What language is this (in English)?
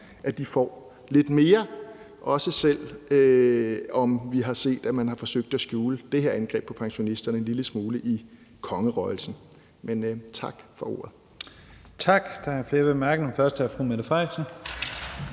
Danish